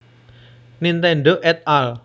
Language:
Javanese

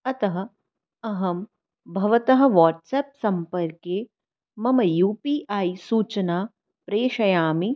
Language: Sanskrit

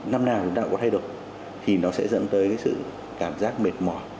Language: Vietnamese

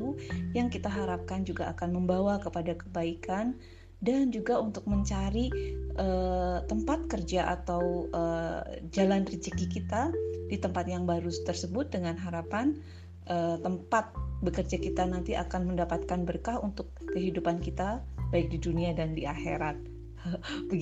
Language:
Indonesian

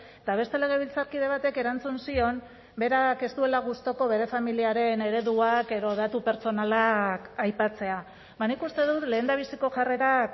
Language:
Basque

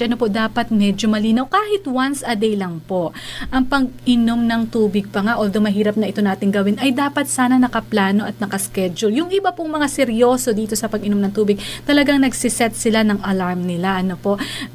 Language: Filipino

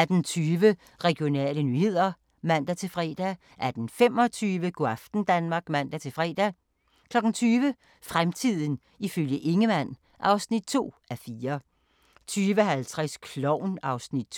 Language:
Danish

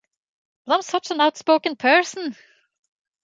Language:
English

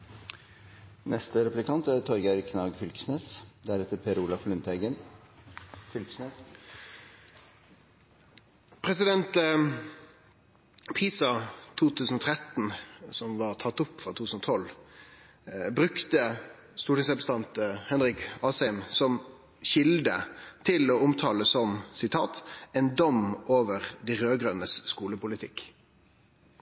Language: Norwegian Nynorsk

